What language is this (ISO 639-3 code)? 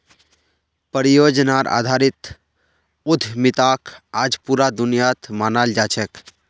mag